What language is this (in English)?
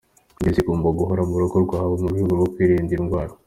Kinyarwanda